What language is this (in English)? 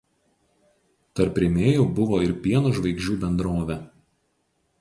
Lithuanian